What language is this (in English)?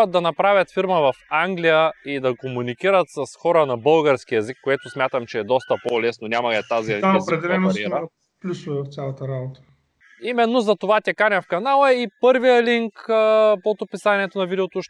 Bulgarian